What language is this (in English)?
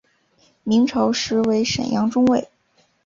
Chinese